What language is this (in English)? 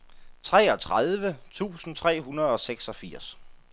Danish